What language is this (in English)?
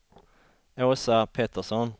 Swedish